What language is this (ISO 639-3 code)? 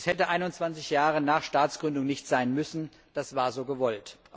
deu